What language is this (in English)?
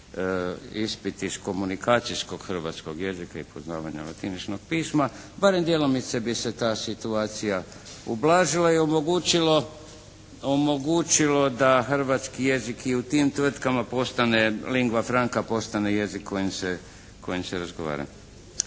Croatian